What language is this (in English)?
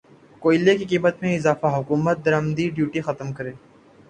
Urdu